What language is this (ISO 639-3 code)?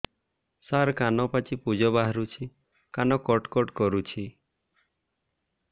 ori